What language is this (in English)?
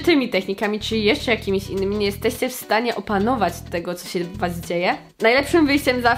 Polish